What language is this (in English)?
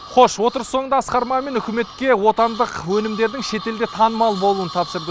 Kazakh